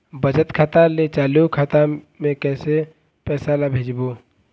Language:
Chhattisgarhi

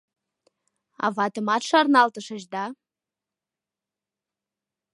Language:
Mari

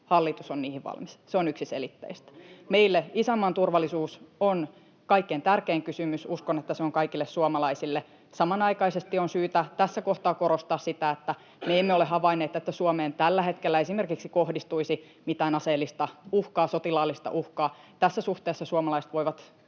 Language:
Finnish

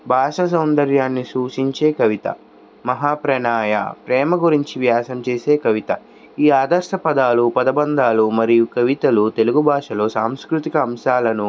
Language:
Telugu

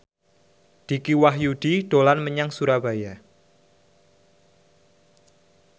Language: Javanese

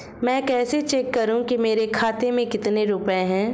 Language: Hindi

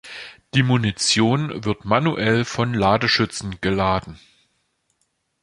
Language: German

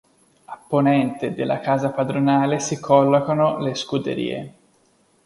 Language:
Italian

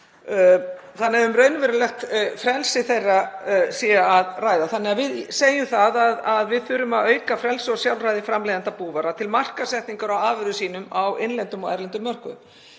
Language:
Icelandic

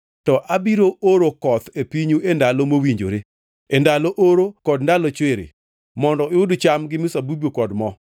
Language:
Luo (Kenya and Tanzania)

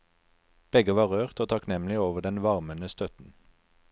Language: Norwegian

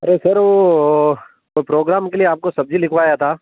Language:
Hindi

